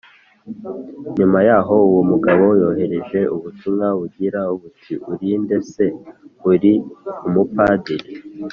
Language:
Kinyarwanda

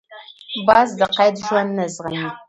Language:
Pashto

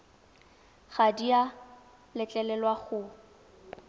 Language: Tswana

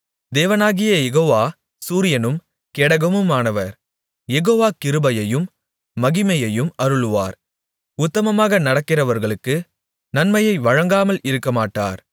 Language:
Tamil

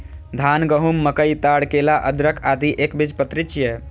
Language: Maithili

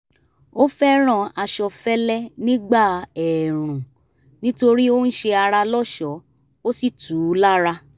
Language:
Yoruba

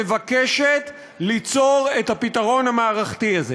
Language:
Hebrew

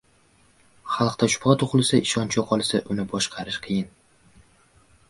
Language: Uzbek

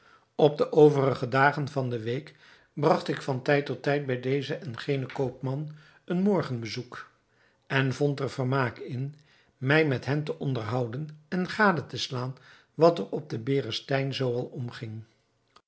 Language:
Dutch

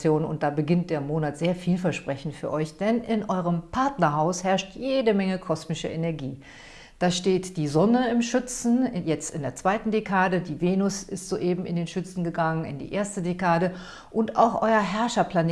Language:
German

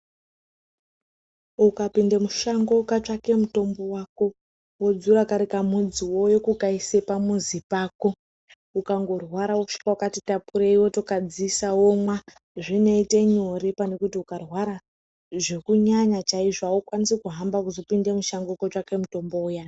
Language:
Ndau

